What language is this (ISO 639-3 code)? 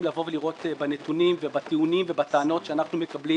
heb